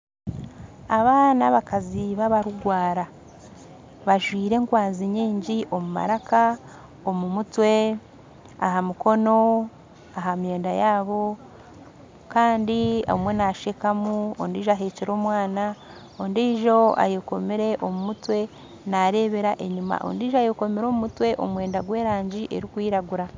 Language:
Nyankole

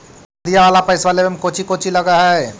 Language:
Magahi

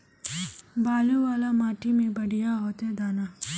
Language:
Magahi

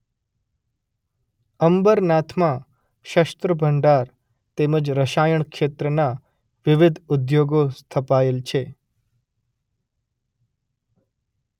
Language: Gujarati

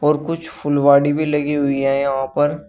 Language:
Hindi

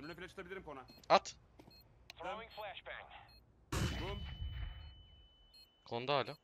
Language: Turkish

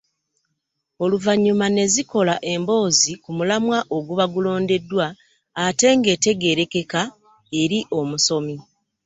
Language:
Ganda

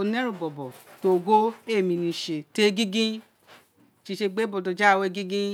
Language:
Isekiri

